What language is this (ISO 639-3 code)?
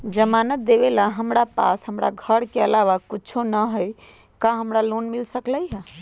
mag